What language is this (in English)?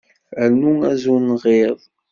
Kabyle